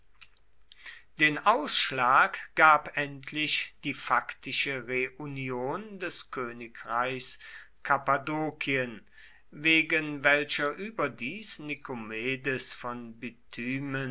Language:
German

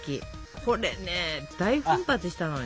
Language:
Japanese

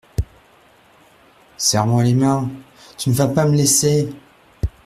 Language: French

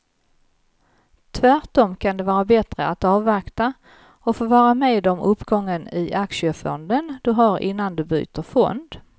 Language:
Swedish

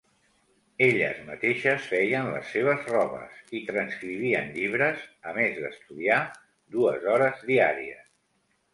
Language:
Catalan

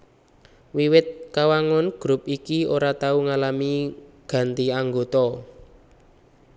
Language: Javanese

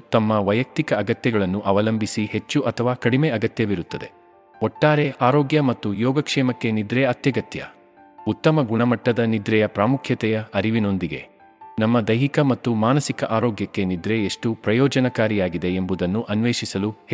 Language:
Kannada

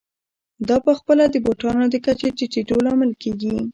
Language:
Pashto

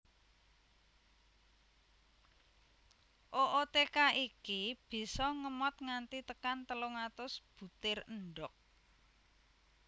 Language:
Javanese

